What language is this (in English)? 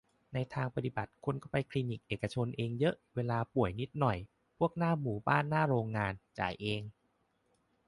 Thai